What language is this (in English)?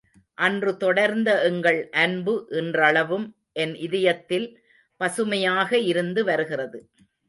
Tamil